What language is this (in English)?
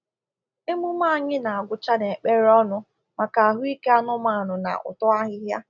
Igbo